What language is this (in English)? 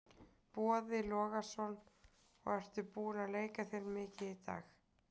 Icelandic